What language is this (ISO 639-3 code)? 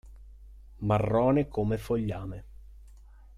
ita